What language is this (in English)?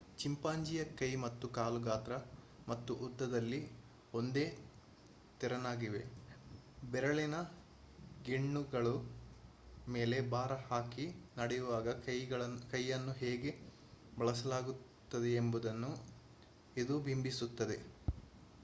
Kannada